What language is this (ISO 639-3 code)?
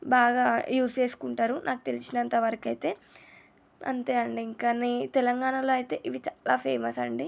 tel